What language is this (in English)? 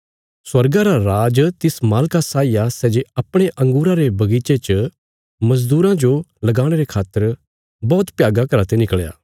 Bilaspuri